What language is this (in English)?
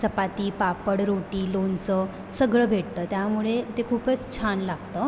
Marathi